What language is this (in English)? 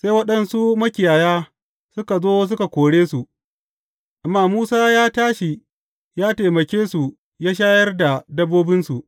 Hausa